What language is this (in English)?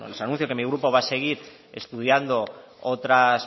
Spanish